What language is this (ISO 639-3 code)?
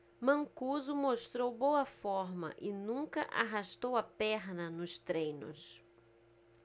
por